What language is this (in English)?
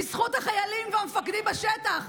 Hebrew